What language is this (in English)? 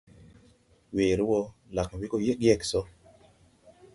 Tupuri